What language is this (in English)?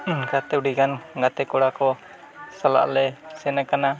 Santali